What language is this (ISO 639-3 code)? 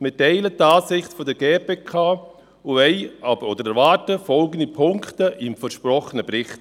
gsw